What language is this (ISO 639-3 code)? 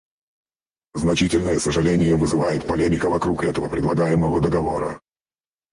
rus